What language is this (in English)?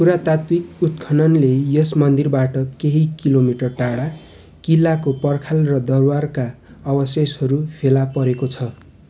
Nepali